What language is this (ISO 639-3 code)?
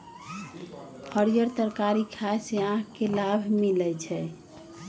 mag